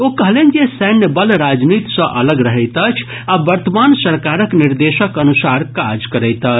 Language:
Maithili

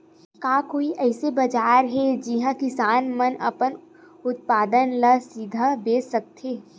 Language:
Chhattisgarhi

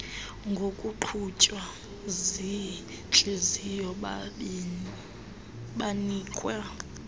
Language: Xhosa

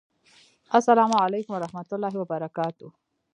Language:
Pashto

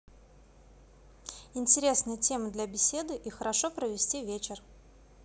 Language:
Russian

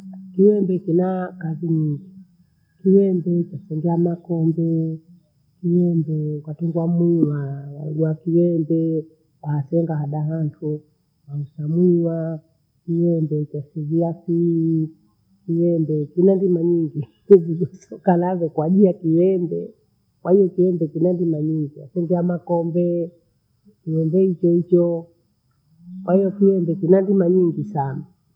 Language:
Bondei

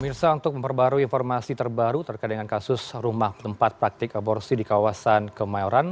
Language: Indonesian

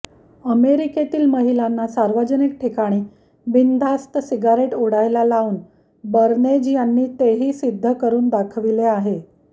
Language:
Marathi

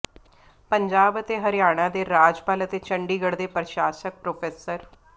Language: Punjabi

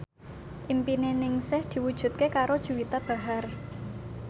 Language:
Javanese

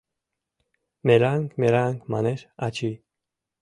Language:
Mari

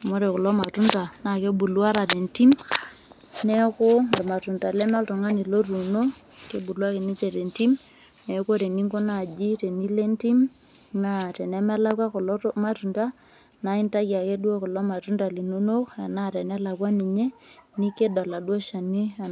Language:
Masai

